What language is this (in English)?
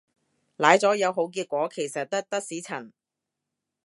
Cantonese